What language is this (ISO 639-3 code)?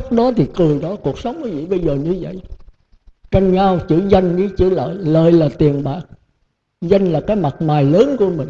vie